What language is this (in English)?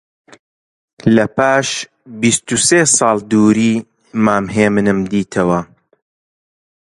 Central Kurdish